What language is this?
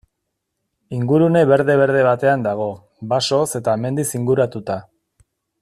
Basque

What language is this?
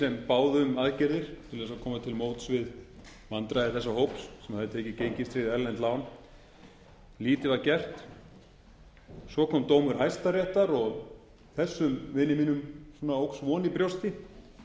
Icelandic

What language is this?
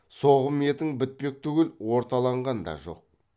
Kazakh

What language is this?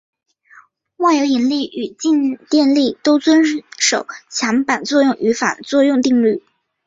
Chinese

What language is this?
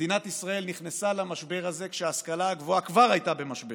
Hebrew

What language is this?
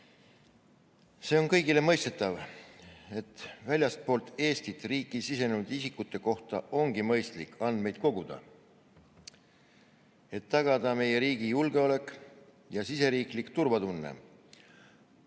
Estonian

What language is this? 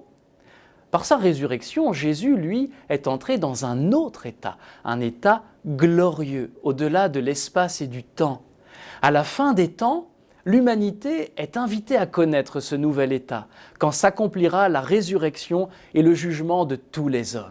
French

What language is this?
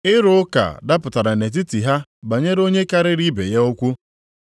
Igbo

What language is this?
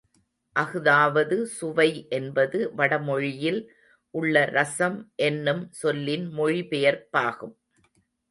Tamil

